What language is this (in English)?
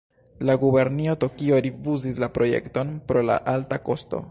Esperanto